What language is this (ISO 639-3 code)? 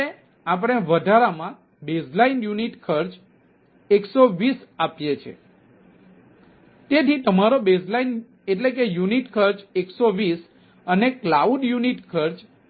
guj